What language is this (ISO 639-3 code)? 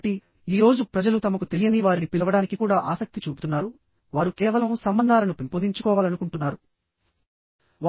tel